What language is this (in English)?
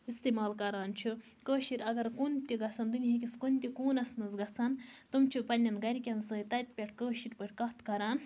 Kashmiri